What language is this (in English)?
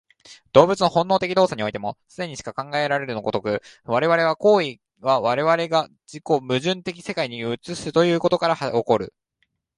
Japanese